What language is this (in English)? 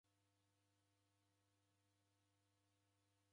Taita